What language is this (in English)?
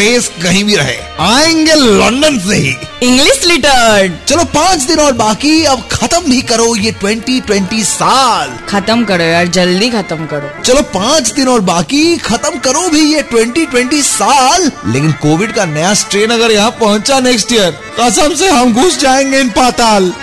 Hindi